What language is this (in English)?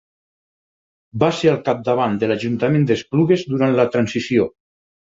Catalan